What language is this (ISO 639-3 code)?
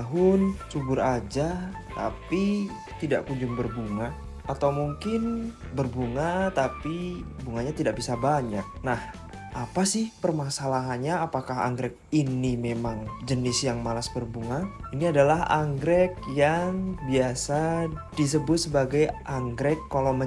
ind